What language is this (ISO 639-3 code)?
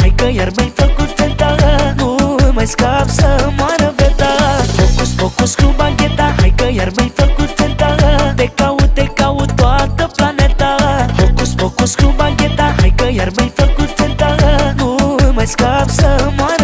ron